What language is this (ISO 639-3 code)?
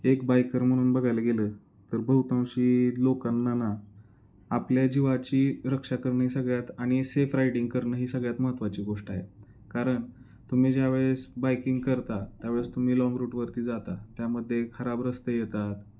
mar